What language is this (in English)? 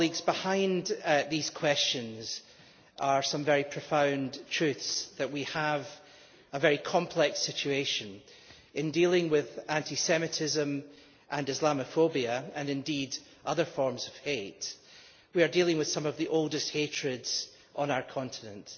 English